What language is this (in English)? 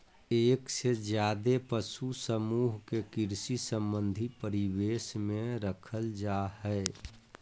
Magahi